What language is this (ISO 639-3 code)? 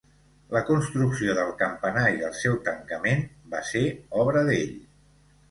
cat